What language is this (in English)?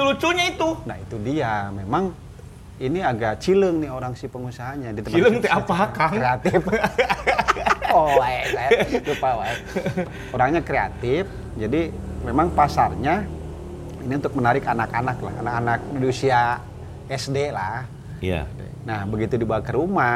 Indonesian